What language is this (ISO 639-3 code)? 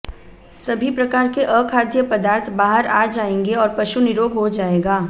hin